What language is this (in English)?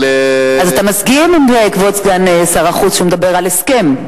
Hebrew